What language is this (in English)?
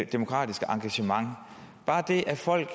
Danish